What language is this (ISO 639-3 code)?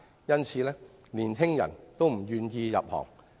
yue